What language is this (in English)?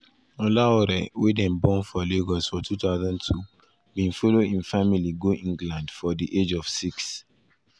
Nigerian Pidgin